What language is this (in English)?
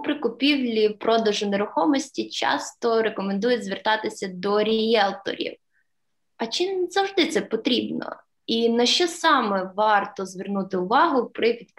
Ukrainian